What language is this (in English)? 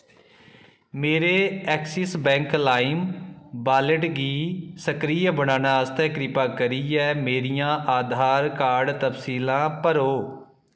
Dogri